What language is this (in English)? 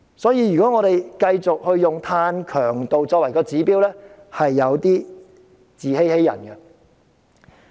Cantonese